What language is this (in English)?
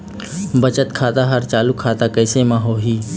Chhattisgarhi